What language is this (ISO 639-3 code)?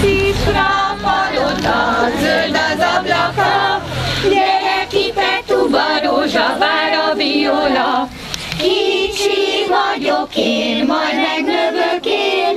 hun